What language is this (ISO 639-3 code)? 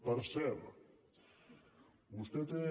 cat